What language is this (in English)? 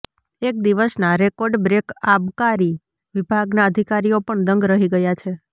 Gujarati